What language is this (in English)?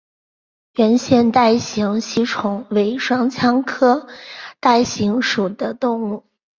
Chinese